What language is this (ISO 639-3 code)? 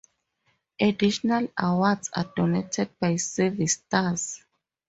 eng